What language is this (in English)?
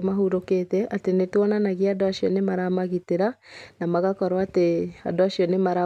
Kikuyu